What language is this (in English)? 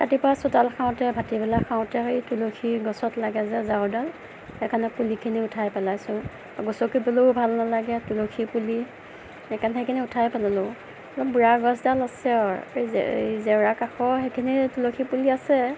Assamese